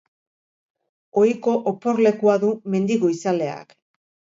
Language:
Basque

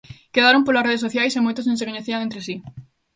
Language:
Galician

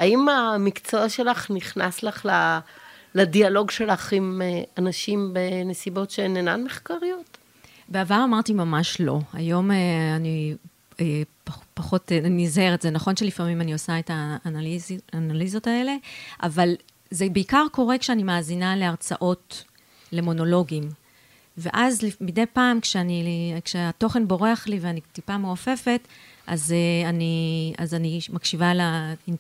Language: Hebrew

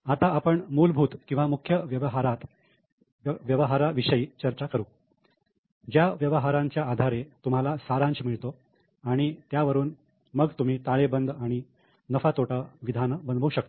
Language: Marathi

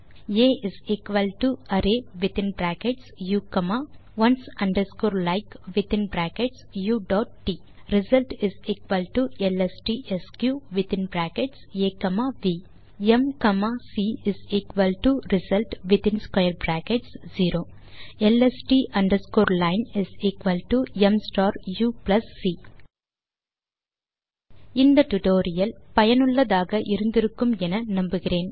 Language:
Tamil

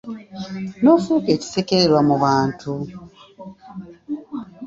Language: Ganda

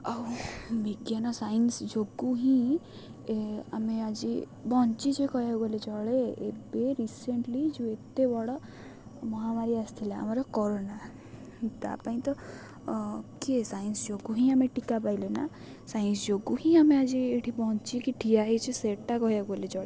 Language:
Odia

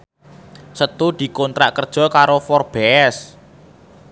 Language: Javanese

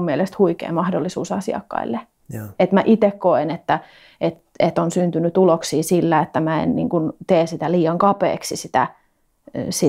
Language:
Finnish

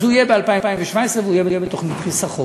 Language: Hebrew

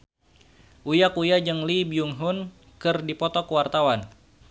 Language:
Sundanese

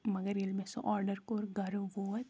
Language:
Kashmiri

